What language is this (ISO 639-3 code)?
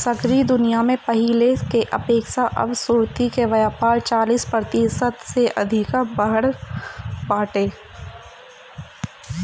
bho